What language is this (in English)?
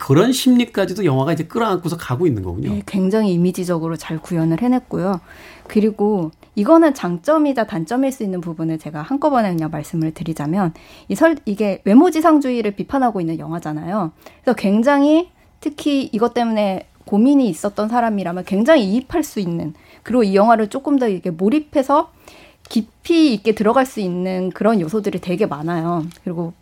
Korean